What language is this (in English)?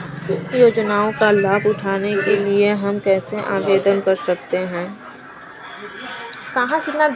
Hindi